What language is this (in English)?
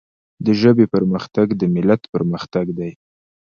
Pashto